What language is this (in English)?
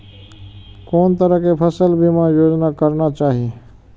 Maithili